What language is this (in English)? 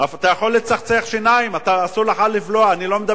Hebrew